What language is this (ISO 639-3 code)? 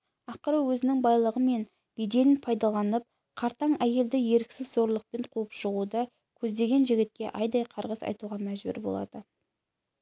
kaz